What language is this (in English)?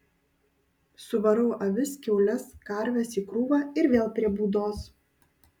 Lithuanian